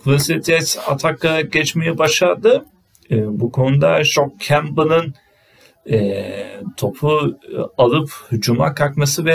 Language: Turkish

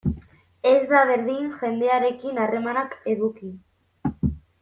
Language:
Basque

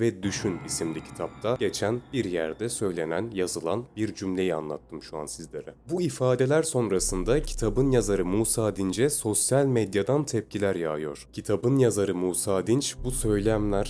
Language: Turkish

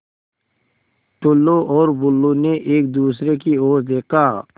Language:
Hindi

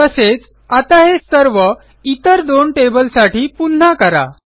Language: Marathi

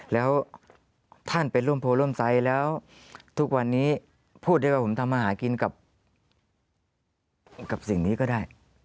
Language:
Thai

